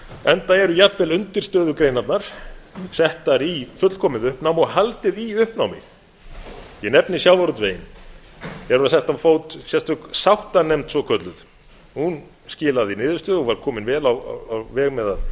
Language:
Icelandic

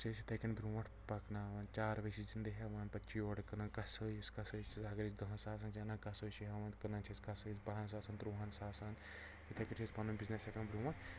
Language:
Kashmiri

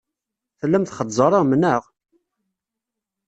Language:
Kabyle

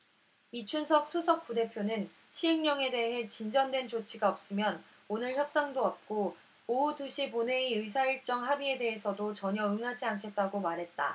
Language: Korean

